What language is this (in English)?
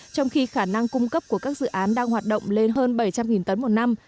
Vietnamese